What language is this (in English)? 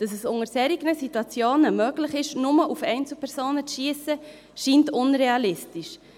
Swiss German